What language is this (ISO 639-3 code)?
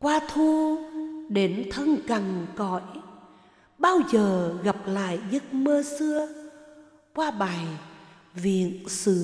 vie